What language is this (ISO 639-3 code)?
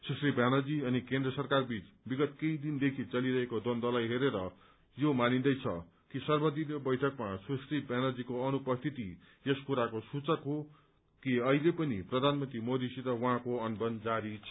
nep